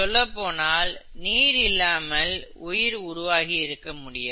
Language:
Tamil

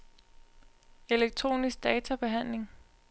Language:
Danish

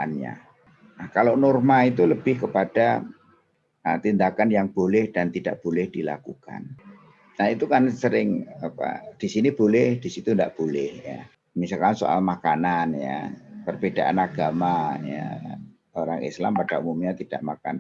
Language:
Indonesian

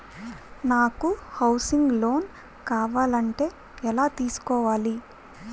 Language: Telugu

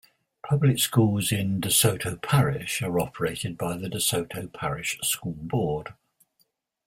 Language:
English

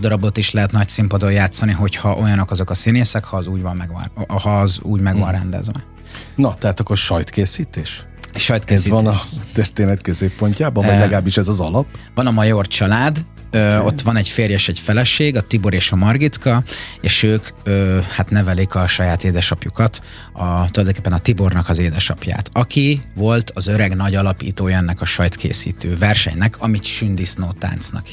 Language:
Hungarian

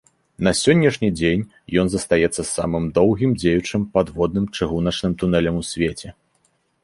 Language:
Belarusian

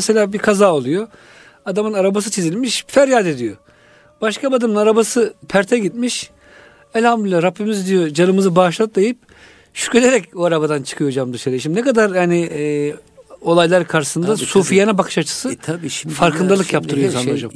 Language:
Turkish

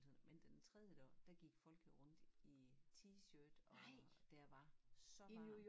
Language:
Danish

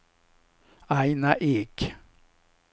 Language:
Swedish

